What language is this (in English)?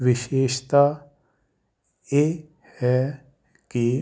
Punjabi